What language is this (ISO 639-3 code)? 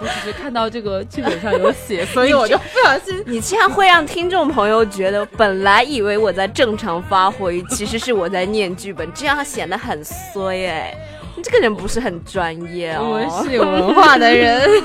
zho